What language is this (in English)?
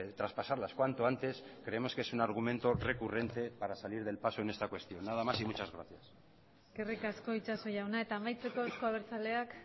Spanish